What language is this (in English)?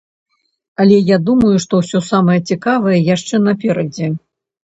Belarusian